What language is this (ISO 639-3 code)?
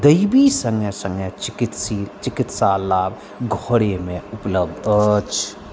mai